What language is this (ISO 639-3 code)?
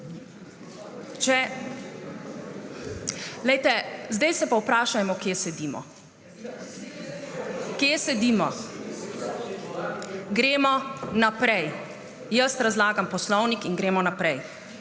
slv